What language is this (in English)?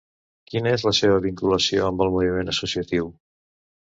Catalan